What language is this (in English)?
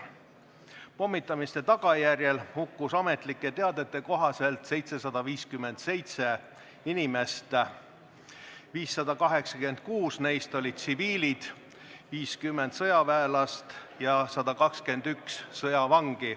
Estonian